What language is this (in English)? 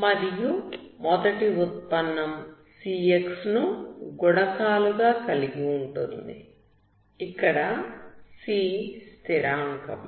Telugu